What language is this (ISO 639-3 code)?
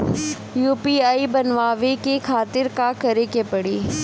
bho